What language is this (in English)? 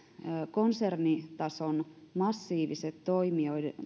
Finnish